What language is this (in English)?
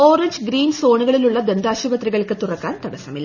Malayalam